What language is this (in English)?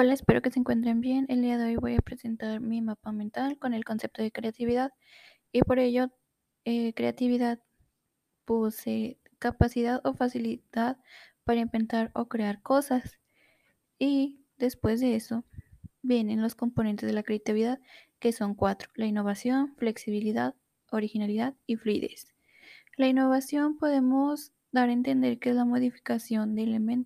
Spanish